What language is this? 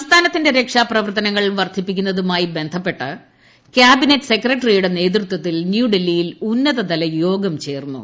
Malayalam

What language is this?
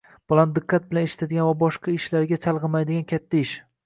Uzbek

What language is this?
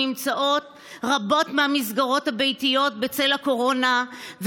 Hebrew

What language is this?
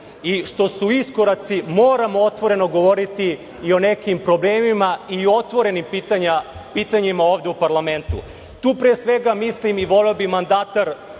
Serbian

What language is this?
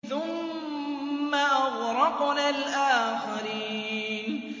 Arabic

